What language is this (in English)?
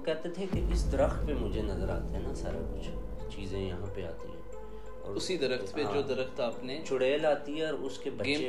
Urdu